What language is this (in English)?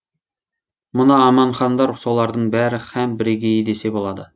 Kazakh